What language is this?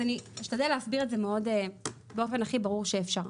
Hebrew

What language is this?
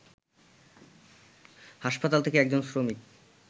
Bangla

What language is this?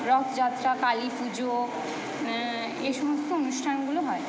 Bangla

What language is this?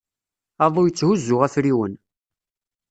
Kabyle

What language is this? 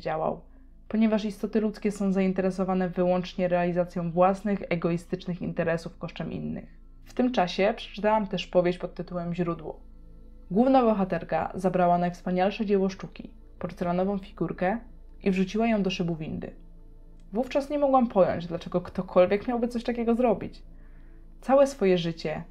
Polish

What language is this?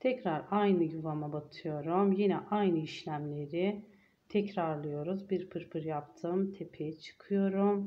Turkish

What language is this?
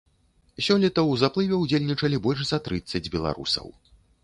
Belarusian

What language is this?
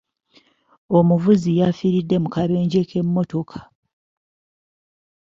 Ganda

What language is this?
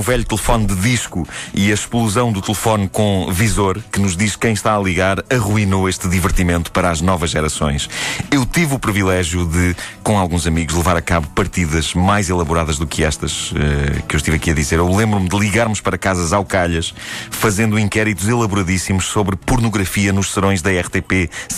Portuguese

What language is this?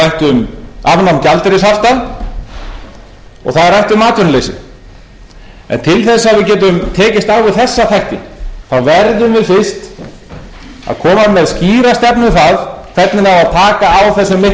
Icelandic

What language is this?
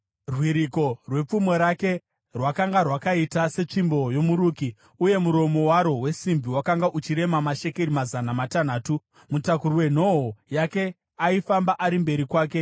Shona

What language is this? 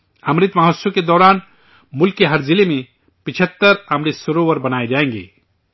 Urdu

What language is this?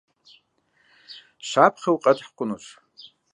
Kabardian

